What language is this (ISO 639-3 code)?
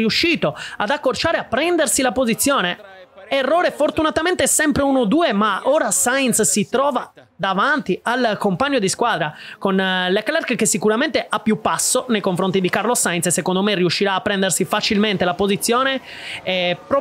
ita